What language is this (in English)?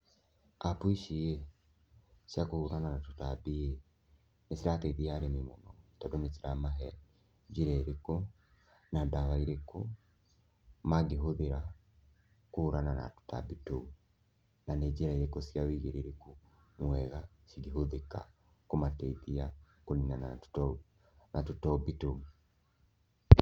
Kikuyu